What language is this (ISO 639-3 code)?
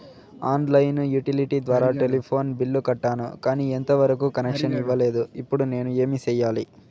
tel